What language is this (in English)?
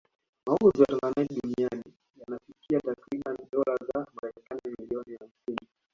Swahili